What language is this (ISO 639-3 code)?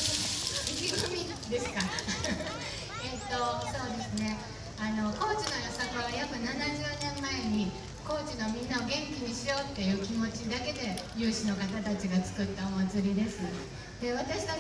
jpn